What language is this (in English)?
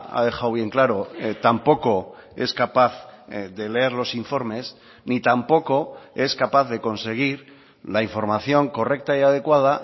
Spanish